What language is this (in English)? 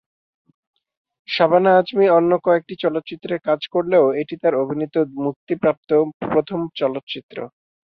Bangla